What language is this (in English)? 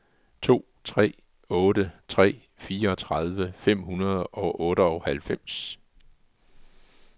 Danish